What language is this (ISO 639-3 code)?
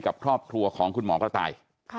tha